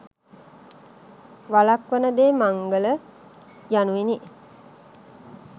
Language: Sinhala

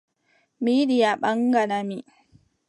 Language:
Adamawa Fulfulde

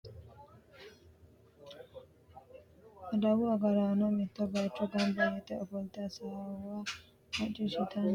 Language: Sidamo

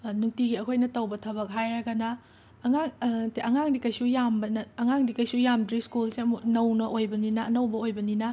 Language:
Manipuri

